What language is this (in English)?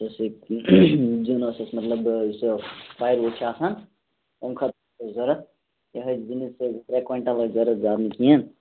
Kashmiri